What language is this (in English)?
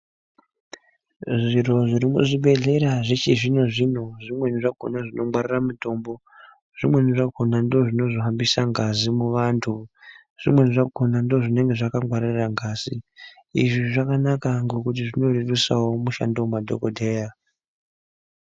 Ndau